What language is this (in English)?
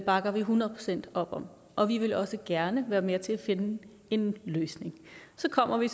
Danish